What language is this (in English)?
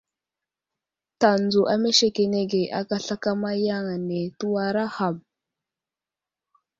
Wuzlam